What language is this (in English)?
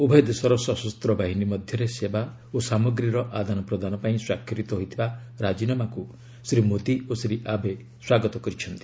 Odia